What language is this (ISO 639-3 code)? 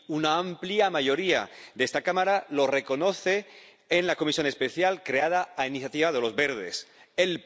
spa